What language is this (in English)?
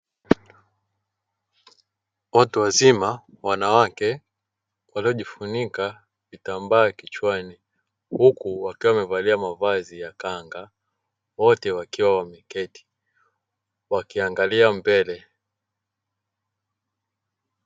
Swahili